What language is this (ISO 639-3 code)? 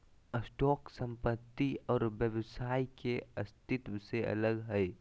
mag